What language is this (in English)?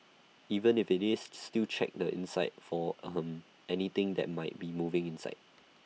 English